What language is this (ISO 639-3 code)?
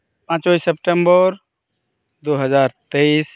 sat